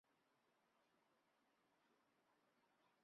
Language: Chinese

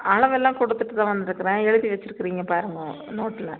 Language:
Tamil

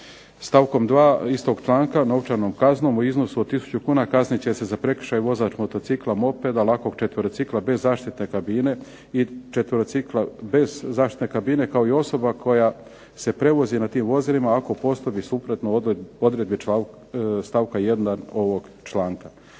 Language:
Croatian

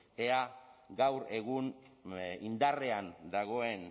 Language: Basque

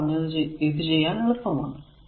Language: Malayalam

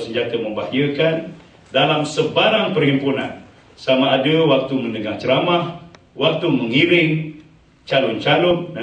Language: Malay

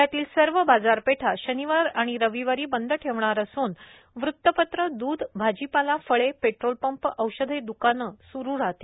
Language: Marathi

